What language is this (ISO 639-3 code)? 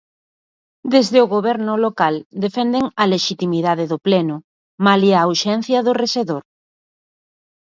glg